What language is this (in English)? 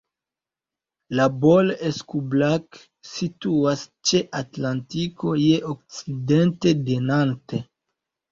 Esperanto